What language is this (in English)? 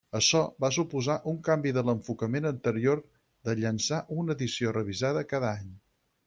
Catalan